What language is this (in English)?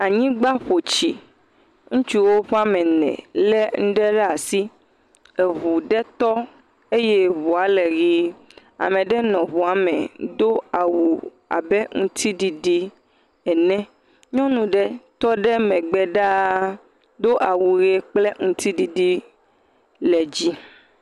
Ewe